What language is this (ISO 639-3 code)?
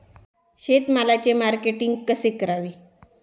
mar